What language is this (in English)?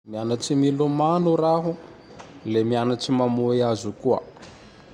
Tandroy-Mahafaly Malagasy